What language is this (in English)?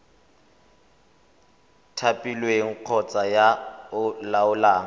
Tswana